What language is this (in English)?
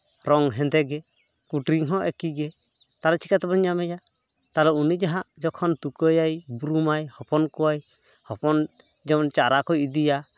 Santali